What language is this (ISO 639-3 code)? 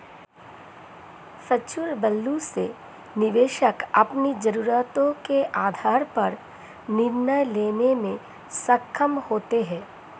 hin